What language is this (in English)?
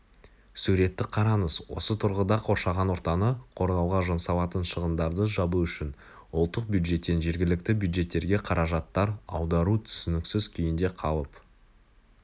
Kazakh